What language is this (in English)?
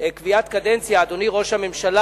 Hebrew